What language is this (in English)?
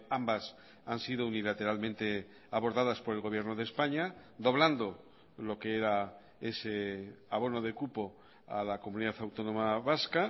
Spanish